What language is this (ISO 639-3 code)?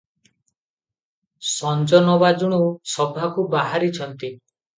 ori